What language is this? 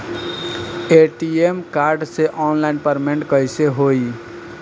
Bhojpuri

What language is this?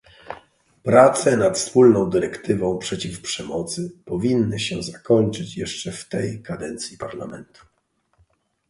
Polish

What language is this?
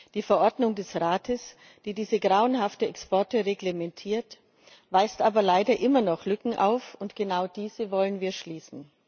German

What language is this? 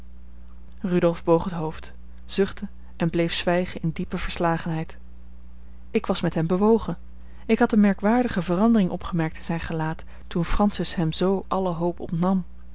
Dutch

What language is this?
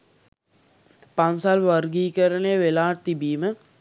Sinhala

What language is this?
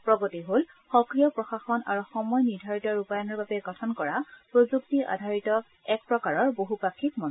Assamese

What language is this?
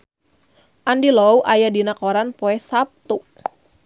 Sundanese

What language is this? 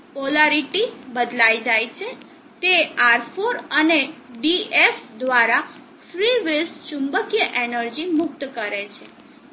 Gujarati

